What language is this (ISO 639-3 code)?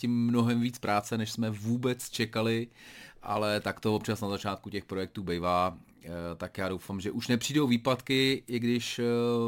ces